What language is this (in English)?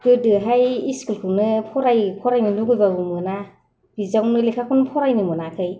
Bodo